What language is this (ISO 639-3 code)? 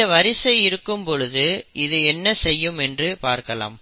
tam